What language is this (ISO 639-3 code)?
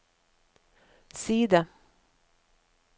nor